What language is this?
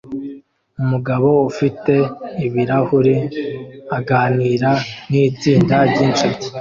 Kinyarwanda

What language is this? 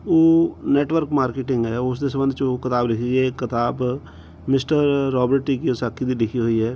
Punjabi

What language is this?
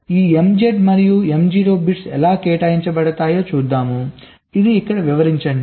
Telugu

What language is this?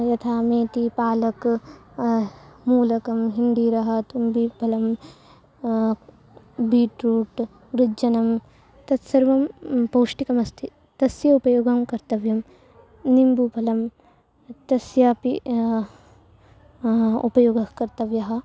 Sanskrit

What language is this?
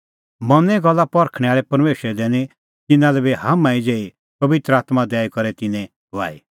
Kullu Pahari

